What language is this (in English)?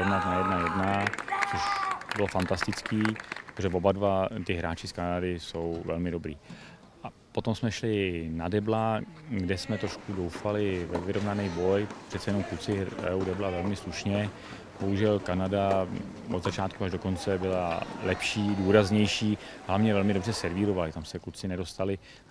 Czech